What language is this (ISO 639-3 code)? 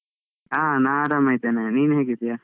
kan